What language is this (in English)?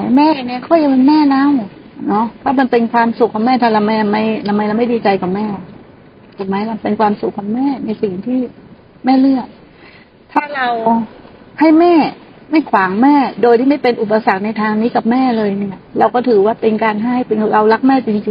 Thai